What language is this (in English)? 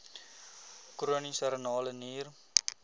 Afrikaans